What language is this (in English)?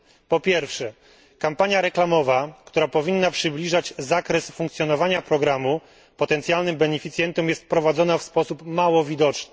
Polish